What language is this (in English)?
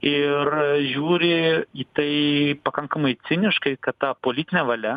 Lithuanian